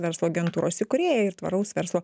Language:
Lithuanian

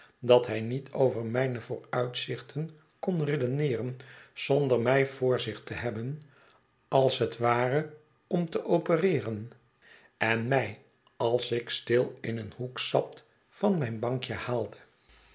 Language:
Dutch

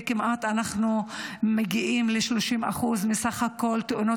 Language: Hebrew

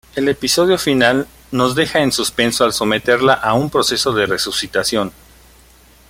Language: Spanish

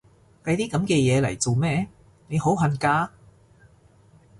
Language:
Cantonese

